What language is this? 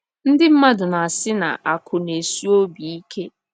Igbo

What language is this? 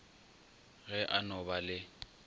Northern Sotho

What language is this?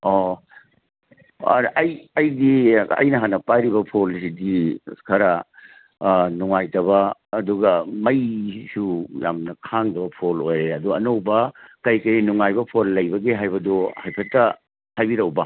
Manipuri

